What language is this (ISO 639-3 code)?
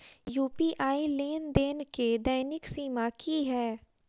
mai